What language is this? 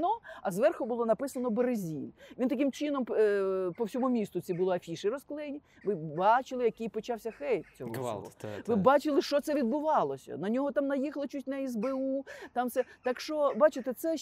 Ukrainian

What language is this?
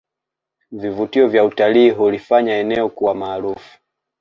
Swahili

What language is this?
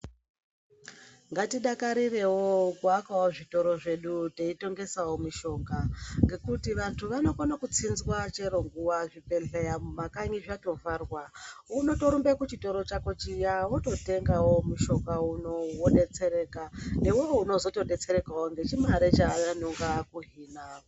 Ndau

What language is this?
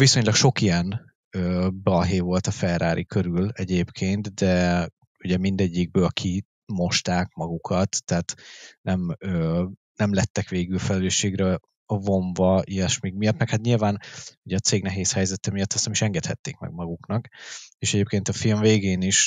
Hungarian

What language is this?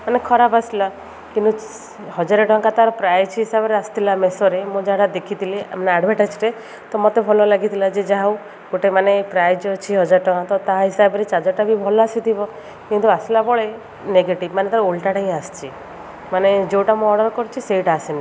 Odia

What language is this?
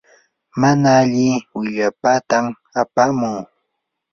Yanahuanca Pasco Quechua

